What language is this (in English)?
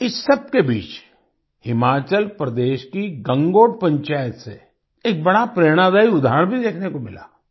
Hindi